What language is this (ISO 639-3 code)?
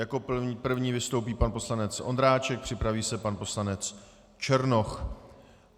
ces